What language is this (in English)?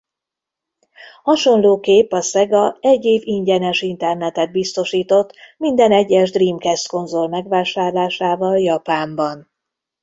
Hungarian